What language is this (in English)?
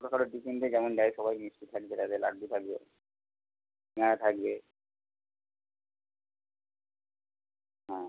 Bangla